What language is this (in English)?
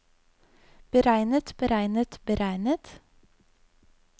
Norwegian